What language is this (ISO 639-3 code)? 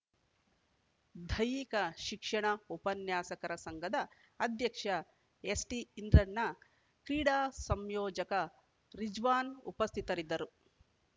kan